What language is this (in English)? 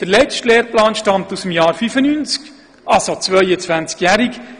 Swiss German